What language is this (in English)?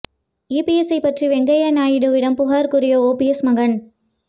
Tamil